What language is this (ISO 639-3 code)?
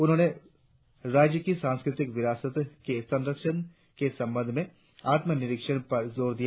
hin